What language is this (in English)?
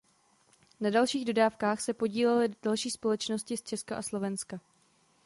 Czech